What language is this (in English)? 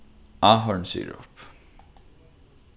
Faroese